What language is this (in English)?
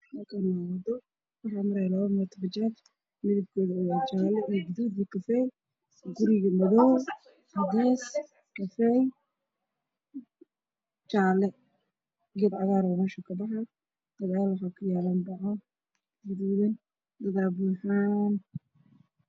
Somali